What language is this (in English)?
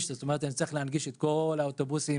Hebrew